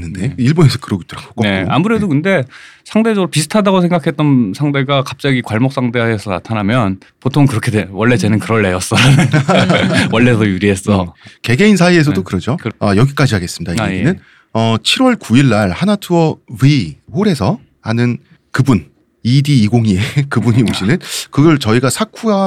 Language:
Korean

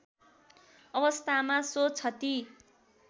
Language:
Nepali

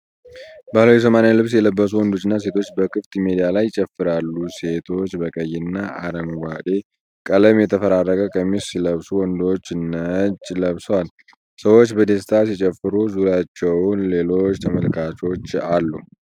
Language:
Amharic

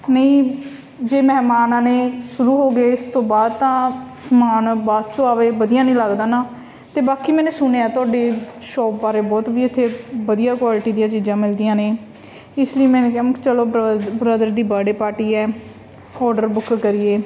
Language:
Punjabi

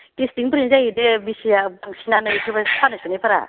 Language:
Bodo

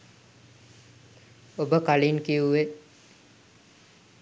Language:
Sinhala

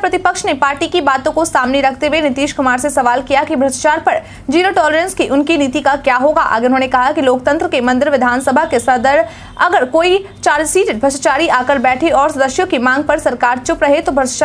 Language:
Hindi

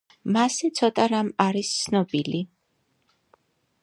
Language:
Georgian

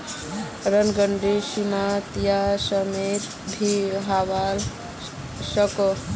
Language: Magahi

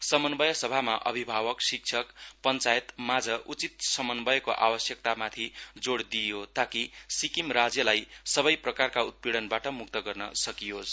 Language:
Nepali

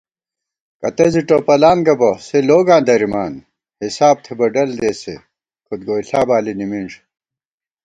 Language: Gawar-Bati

